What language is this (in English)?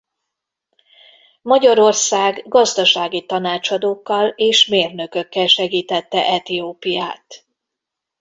Hungarian